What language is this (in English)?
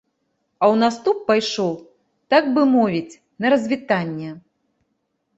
Belarusian